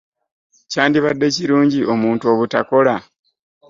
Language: Ganda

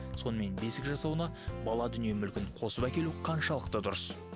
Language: Kazakh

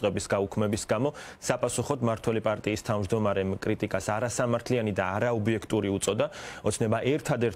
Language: Romanian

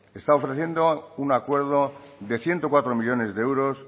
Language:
Spanish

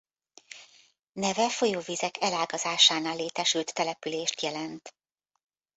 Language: Hungarian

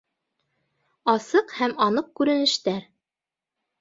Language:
Bashkir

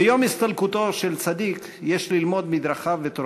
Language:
Hebrew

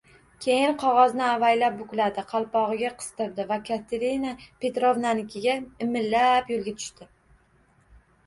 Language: Uzbek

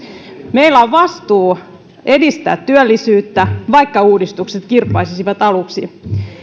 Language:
Finnish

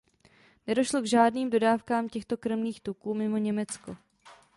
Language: Czech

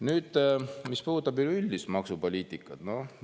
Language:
Estonian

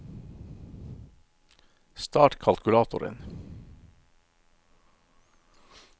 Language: Norwegian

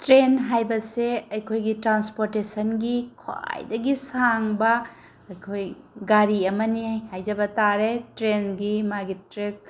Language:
Manipuri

